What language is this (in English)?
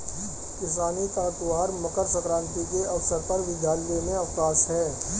Hindi